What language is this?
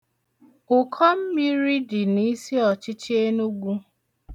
Igbo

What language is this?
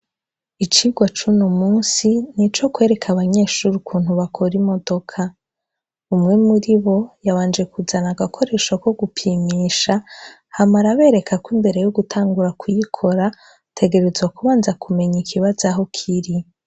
Rundi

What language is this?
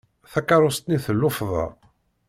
Kabyle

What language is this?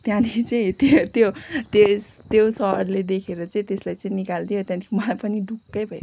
Nepali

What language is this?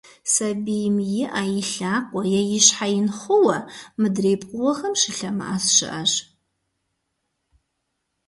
Kabardian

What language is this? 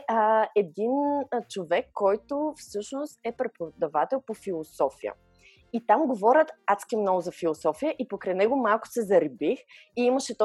Bulgarian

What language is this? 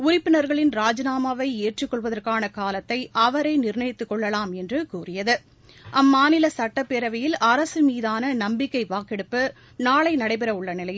Tamil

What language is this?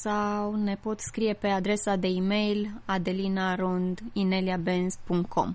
Romanian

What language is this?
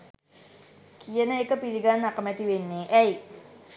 Sinhala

